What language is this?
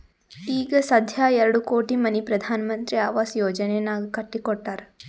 Kannada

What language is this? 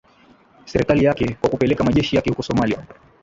Swahili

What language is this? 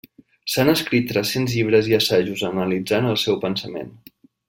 Catalan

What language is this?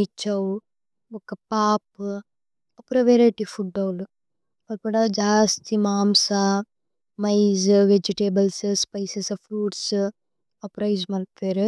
Tulu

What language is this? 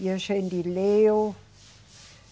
Portuguese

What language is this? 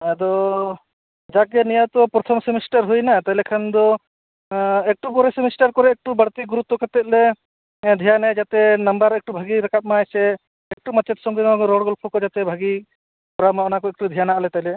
Santali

